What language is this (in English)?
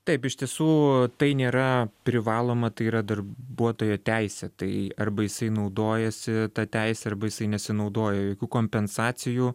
Lithuanian